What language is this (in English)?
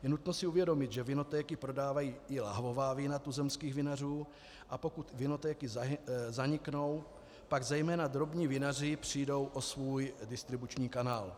Czech